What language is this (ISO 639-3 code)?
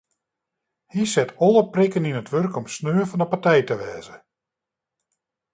fry